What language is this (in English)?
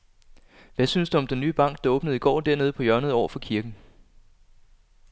Danish